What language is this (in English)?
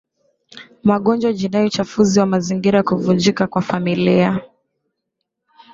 Swahili